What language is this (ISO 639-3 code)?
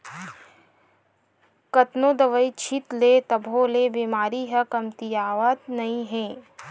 hne